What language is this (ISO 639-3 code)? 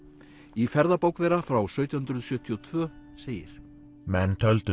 isl